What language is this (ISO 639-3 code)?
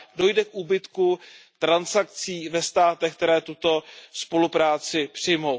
ces